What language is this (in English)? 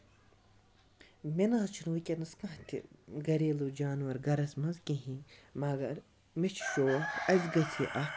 Kashmiri